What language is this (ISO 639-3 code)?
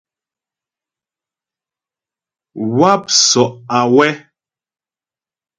bbj